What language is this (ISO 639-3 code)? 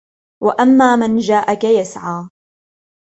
ara